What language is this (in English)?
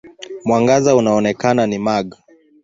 Swahili